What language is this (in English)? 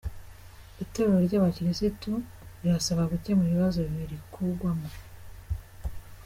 Kinyarwanda